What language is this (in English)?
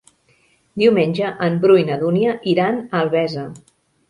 Catalan